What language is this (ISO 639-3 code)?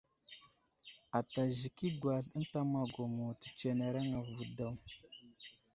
udl